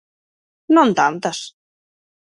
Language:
Galician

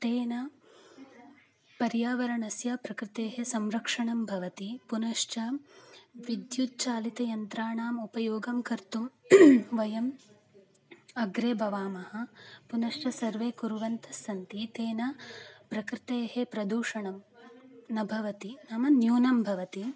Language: Sanskrit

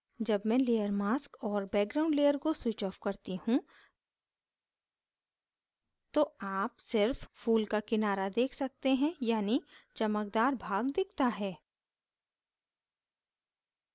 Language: Hindi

